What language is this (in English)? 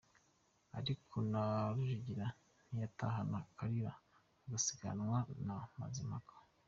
Kinyarwanda